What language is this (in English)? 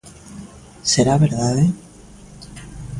Galician